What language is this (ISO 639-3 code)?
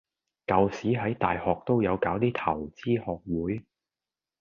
yue